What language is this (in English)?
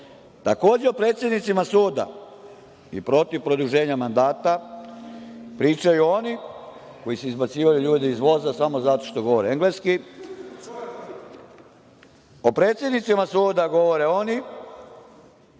Serbian